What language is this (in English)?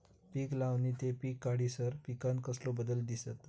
Marathi